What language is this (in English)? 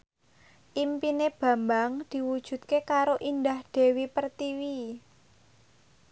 Javanese